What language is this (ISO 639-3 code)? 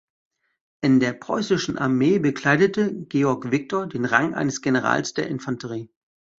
deu